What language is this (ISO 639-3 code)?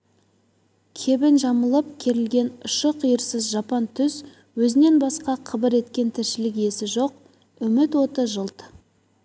kaz